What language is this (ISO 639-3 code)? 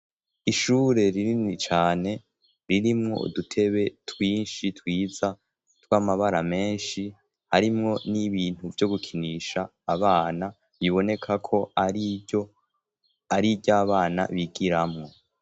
run